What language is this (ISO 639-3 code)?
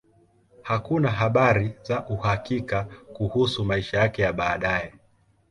swa